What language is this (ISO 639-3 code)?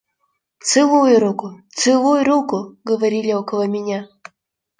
rus